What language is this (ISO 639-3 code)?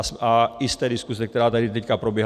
ces